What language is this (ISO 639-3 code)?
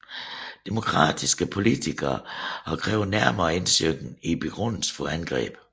dan